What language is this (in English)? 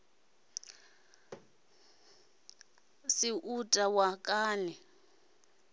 Venda